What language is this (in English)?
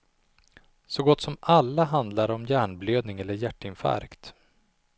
Swedish